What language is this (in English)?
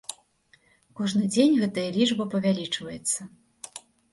Belarusian